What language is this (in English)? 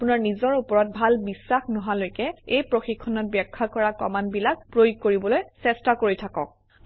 Assamese